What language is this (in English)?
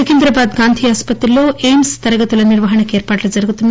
Telugu